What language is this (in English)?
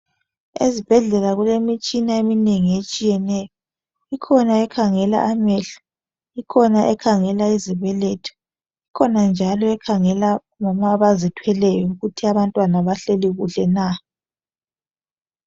North Ndebele